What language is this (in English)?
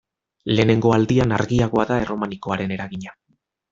Basque